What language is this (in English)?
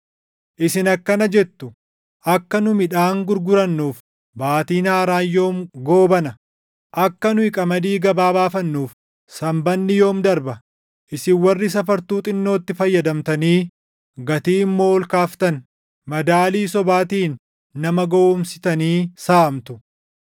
Oromo